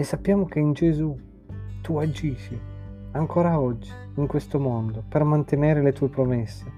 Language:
Italian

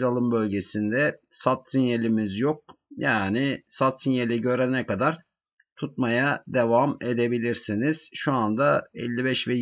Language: Turkish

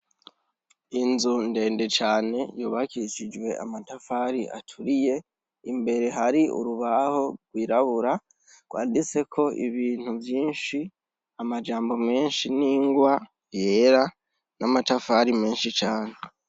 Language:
Rundi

